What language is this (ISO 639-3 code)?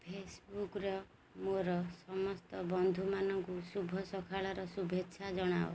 ori